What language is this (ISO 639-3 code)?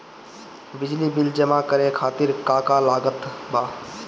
bho